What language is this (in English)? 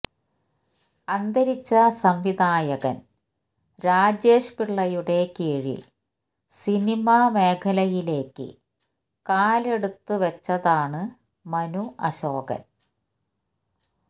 Malayalam